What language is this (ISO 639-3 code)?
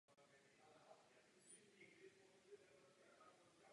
ces